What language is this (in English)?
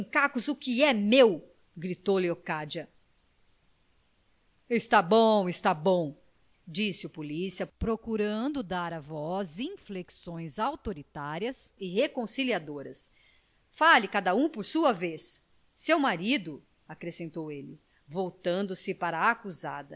Portuguese